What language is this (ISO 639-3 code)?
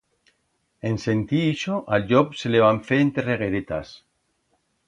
arg